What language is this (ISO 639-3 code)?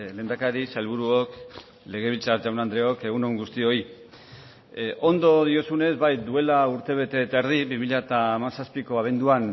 eus